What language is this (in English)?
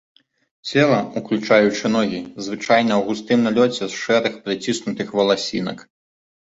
Belarusian